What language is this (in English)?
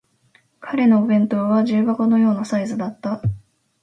Japanese